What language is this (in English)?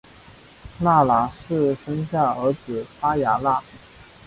Chinese